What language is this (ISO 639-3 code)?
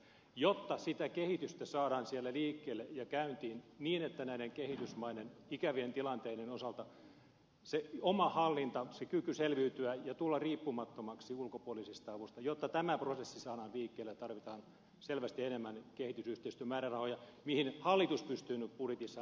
fin